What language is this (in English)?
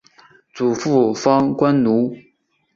Chinese